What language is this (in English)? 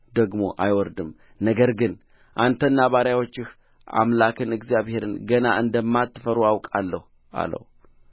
Amharic